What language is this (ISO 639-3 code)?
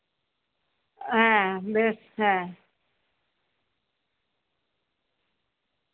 sat